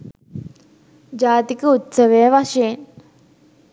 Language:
Sinhala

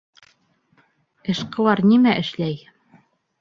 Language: Bashkir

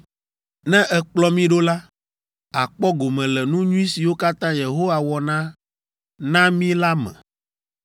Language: Ewe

